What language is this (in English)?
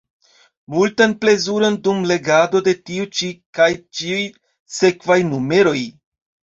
Esperanto